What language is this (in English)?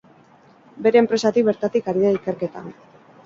Basque